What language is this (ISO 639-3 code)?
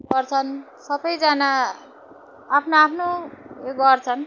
nep